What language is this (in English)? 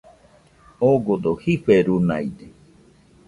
Nüpode Huitoto